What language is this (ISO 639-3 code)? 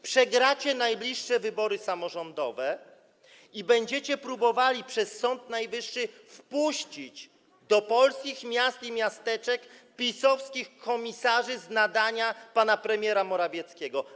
pol